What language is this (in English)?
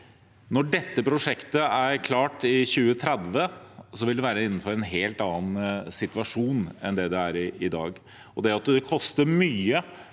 Norwegian